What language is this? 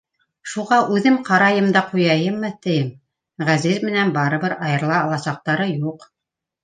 Bashkir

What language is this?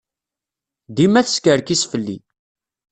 Kabyle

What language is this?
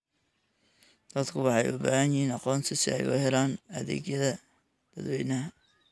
Somali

